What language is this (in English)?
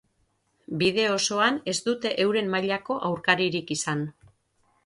Basque